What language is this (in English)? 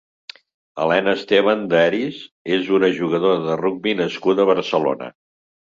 Catalan